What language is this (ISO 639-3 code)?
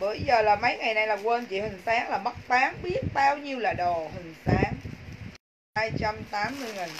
vie